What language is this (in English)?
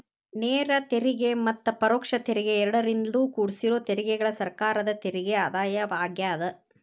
Kannada